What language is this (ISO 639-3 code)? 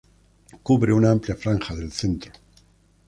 spa